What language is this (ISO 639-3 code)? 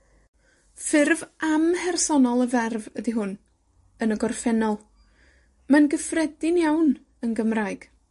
cym